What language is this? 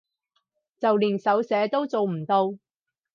Cantonese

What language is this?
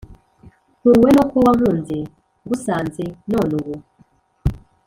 Kinyarwanda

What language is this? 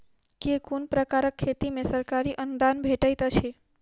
Maithili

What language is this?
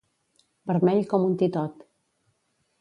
Catalan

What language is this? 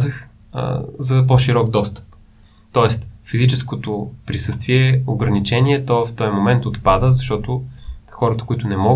Bulgarian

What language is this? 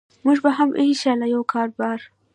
Pashto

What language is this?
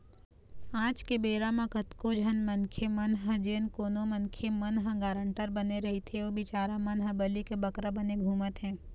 Chhattisgarhi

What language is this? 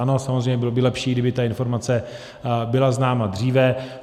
Czech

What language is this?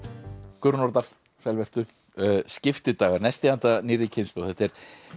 Icelandic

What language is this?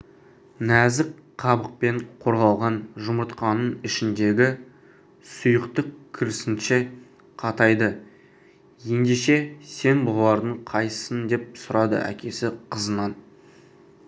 Kazakh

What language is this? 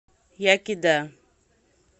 Russian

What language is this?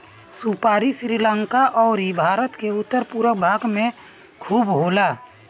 Bhojpuri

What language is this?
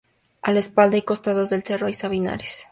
Spanish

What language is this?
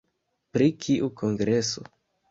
Esperanto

